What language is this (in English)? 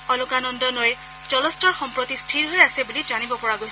Assamese